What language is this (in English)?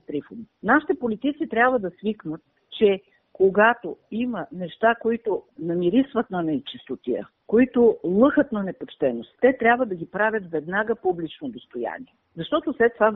Bulgarian